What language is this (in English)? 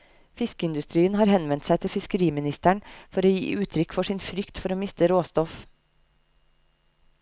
Norwegian